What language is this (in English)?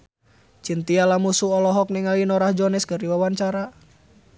Sundanese